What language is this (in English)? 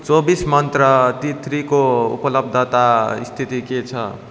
Nepali